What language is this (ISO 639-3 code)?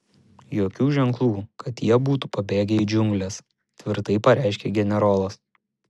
lit